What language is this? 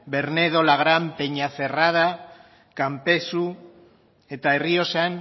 Basque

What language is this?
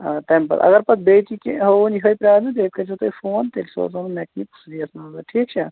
Kashmiri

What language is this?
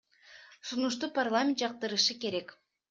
Kyrgyz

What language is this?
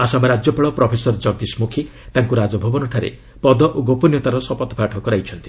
Odia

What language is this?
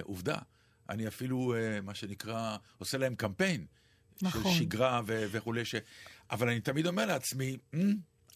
Hebrew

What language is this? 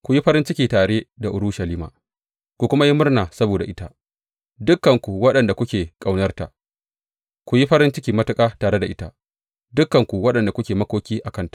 Hausa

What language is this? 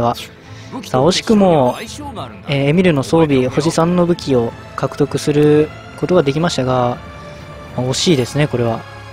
Japanese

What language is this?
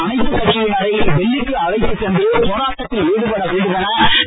Tamil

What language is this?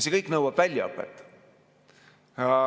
Estonian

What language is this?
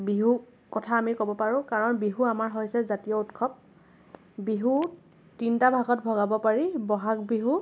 Assamese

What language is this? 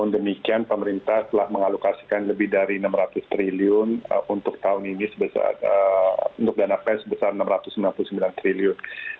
Indonesian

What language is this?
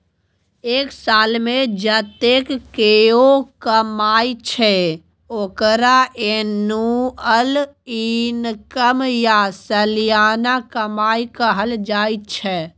Maithili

